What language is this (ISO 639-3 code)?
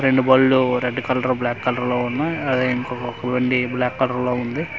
tel